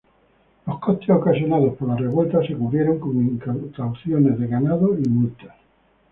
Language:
Spanish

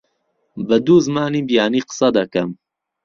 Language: Central Kurdish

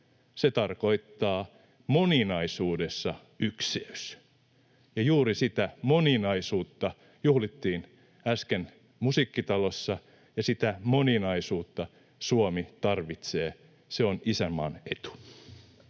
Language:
Finnish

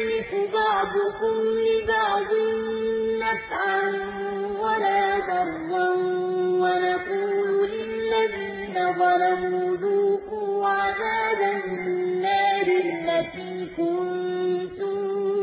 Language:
Arabic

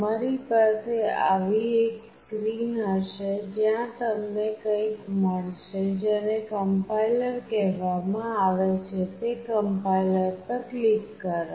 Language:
Gujarati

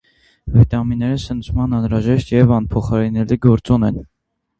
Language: Armenian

